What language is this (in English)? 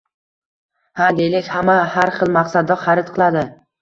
Uzbek